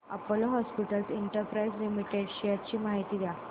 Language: Marathi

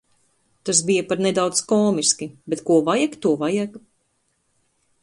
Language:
Latvian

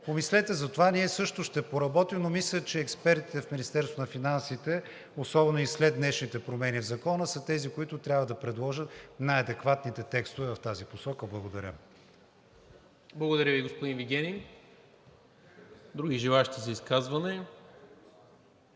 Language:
Bulgarian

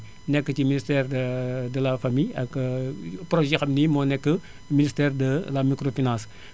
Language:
Wolof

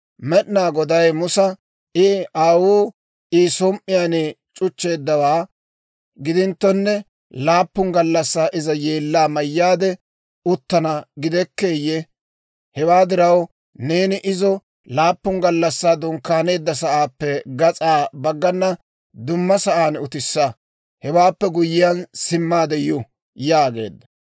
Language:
Dawro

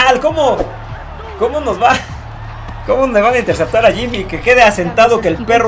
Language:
Spanish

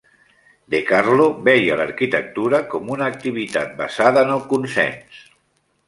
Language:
Catalan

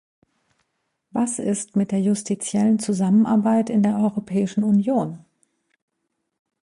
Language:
German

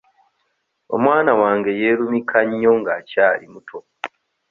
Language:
Ganda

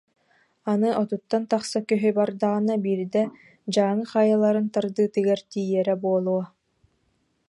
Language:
Yakut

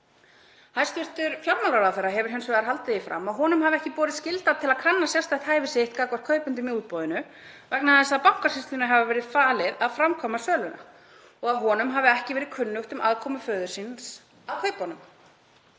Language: Icelandic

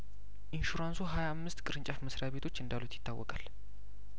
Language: Amharic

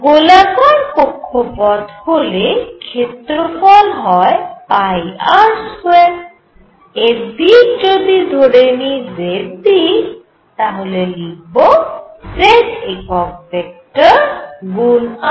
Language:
Bangla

